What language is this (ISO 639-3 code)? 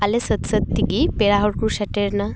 sat